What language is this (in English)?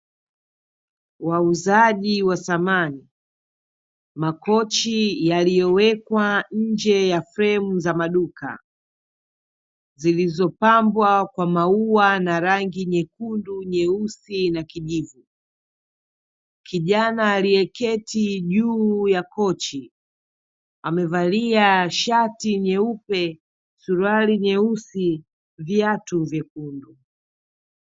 Swahili